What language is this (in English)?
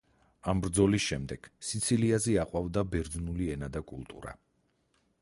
Georgian